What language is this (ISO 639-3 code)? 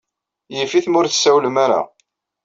kab